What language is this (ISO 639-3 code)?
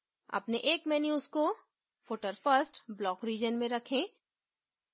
hin